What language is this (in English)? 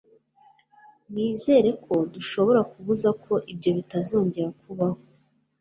Kinyarwanda